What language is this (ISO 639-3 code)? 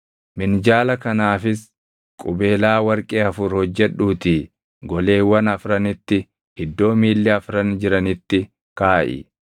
orm